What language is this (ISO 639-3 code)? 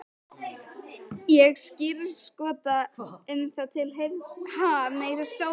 isl